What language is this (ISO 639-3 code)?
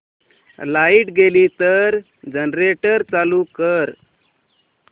mar